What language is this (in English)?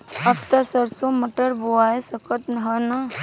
Bhojpuri